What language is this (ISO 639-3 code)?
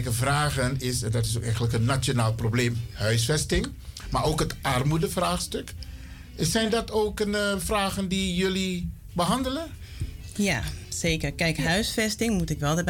nld